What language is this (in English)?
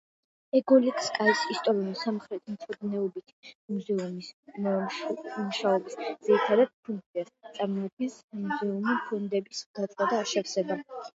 Georgian